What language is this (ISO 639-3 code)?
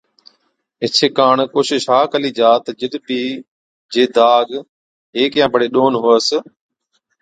odk